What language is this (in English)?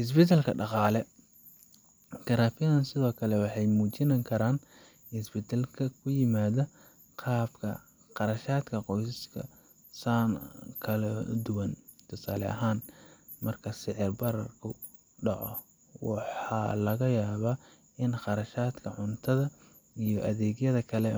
Somali